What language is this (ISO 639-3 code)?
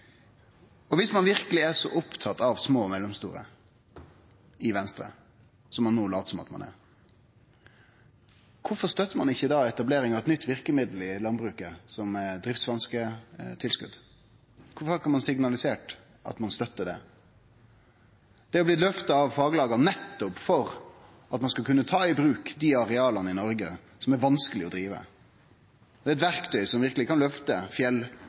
nno